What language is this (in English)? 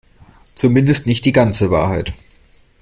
German